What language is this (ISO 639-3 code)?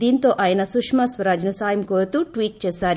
tel